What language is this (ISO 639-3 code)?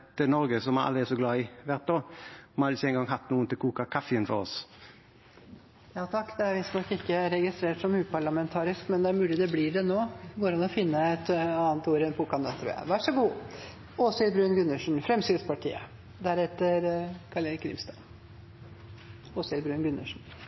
nob